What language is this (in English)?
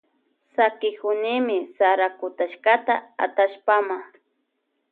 Loja Highland Quichua